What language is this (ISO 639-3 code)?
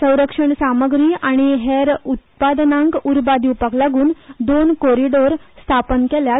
kok